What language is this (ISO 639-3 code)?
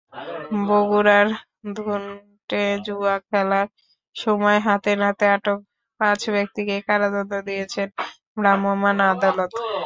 ben